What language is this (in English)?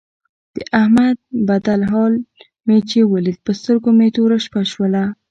Pashto